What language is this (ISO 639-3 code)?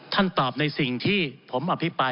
tha